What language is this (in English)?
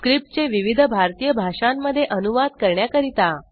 Marathi